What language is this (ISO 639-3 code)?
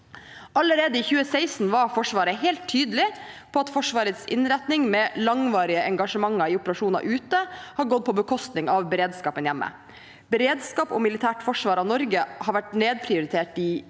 nor